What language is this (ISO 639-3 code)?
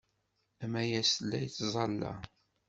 kab